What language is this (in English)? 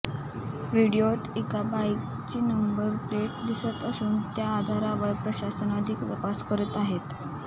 Marathi